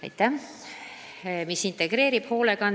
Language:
Estonian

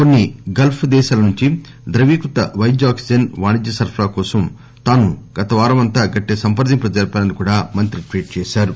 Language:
Telugu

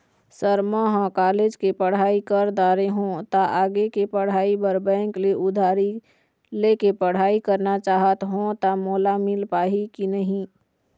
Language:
Chhattisgarhi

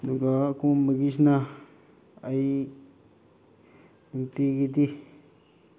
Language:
Manipuri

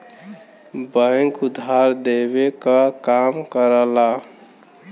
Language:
Bhojpuri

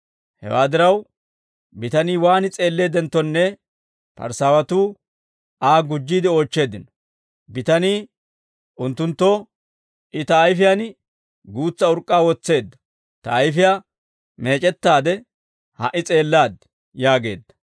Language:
Dawro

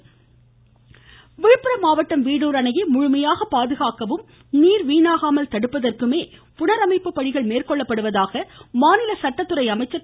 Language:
Tamil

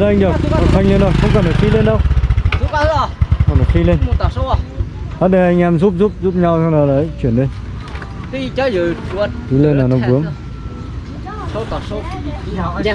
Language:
Vietnamese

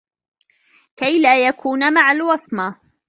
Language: Arabic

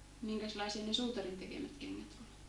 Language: Finnish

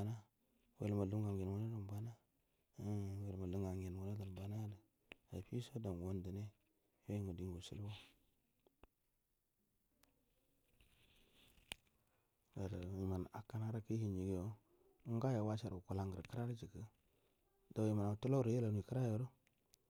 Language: Buduma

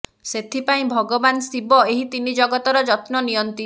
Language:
Odia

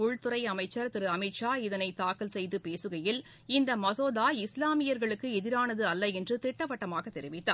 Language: Tamil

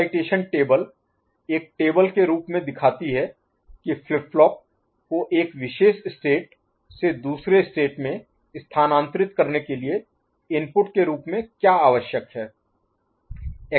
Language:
Hindi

